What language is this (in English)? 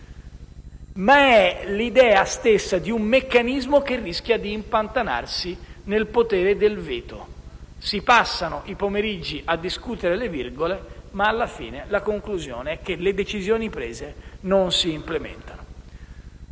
Italian